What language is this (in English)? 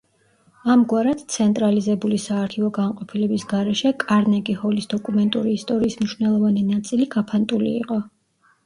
Georgian